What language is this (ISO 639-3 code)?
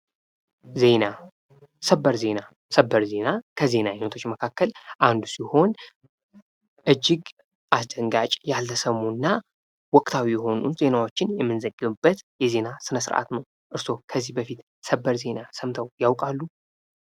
amh